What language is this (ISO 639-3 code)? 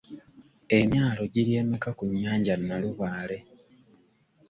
lug